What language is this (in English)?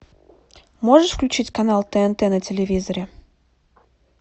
Russian